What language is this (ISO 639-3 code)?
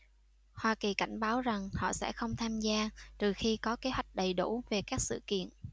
vie